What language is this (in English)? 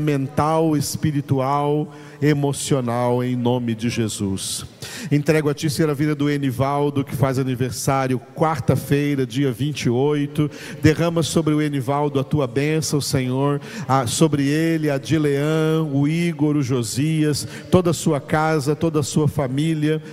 Portuguese